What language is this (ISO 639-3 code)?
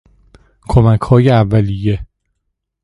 fas